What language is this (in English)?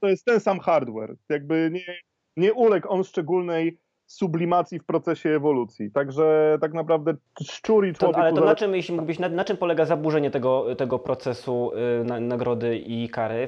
Polish